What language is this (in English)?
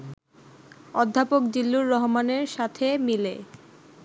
Bangla